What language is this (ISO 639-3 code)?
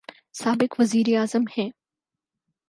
urd